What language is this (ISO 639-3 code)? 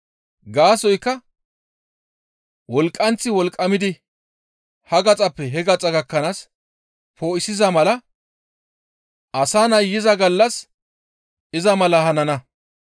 gmv